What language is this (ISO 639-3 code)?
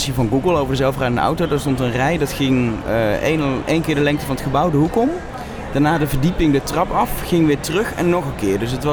nld